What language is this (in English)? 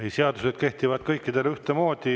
Estonian